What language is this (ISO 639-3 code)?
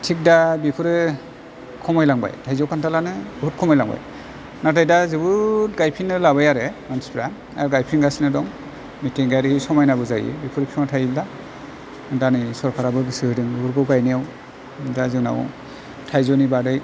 brx